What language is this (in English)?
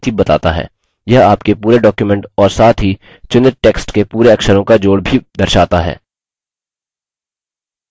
Hindi